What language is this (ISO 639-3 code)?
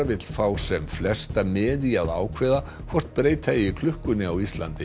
isl